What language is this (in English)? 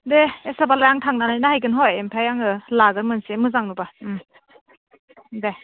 Bodo